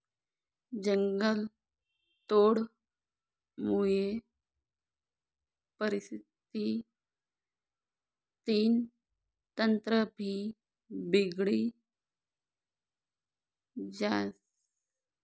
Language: Marathi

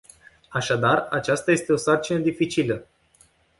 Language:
Romanian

